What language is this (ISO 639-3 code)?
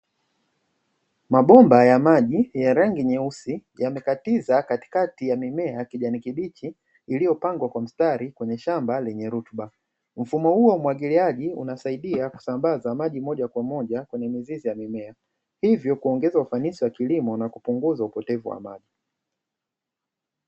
swa